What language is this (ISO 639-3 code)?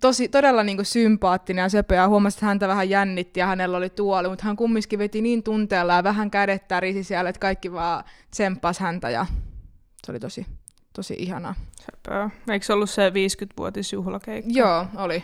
fin